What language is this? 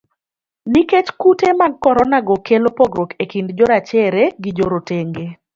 Luo (Kenya and Tanzania)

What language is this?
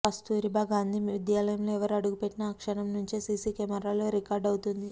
Telugu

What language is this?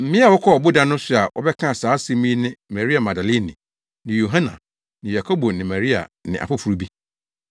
Akan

